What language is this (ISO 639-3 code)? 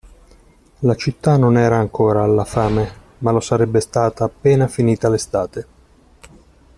ita